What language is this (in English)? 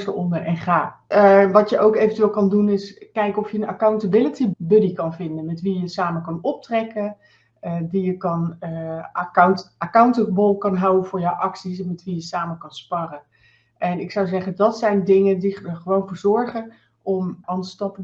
Dutch